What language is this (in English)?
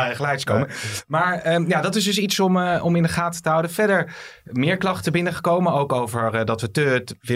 Dutch